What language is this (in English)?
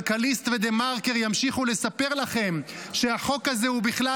Hebrew